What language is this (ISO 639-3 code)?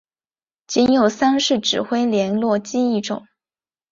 zho